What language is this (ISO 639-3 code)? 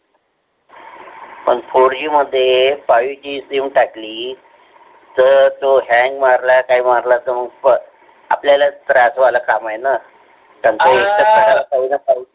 mar